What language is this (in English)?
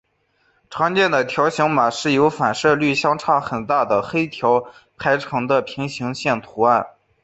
Chinese